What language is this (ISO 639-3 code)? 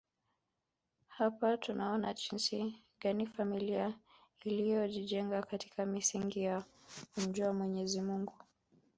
swa